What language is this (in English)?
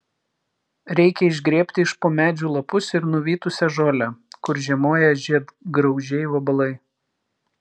Lithuanian